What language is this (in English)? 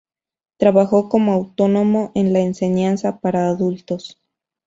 Spanish